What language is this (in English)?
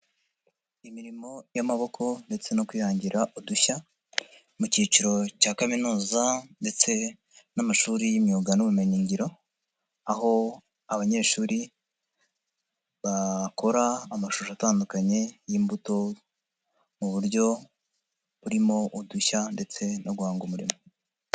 Kinyarwanda